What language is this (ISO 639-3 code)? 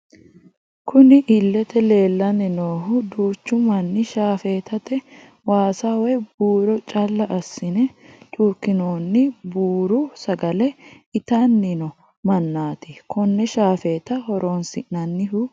sid